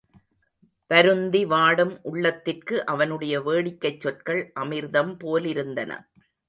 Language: Tamil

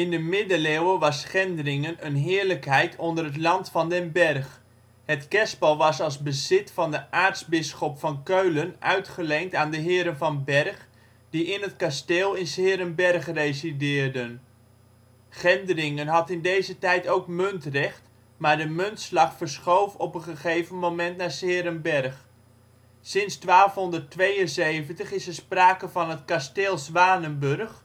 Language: Dutch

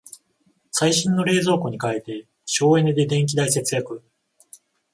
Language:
Japanese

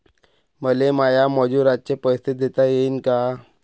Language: Marathi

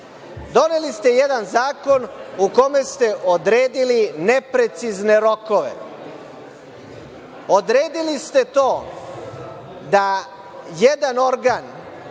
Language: Serbian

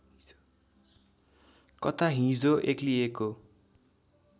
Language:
Nepali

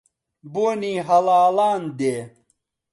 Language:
Central Kurdish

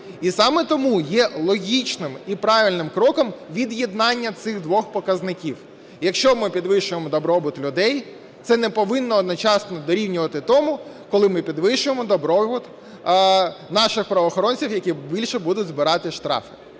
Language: Ukrainian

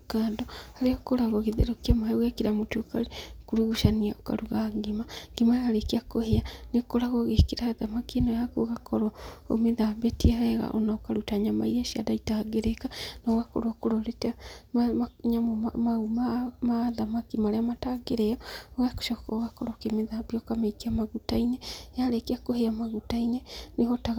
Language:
Kikuyu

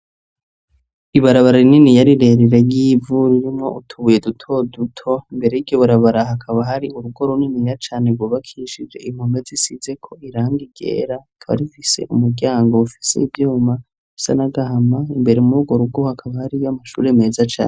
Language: Rundi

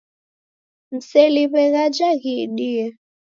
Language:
Taita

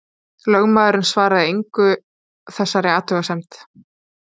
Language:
Icelandic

